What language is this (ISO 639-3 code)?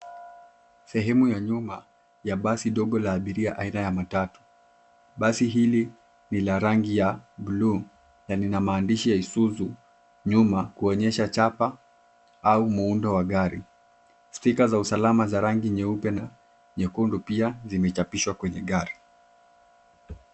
swa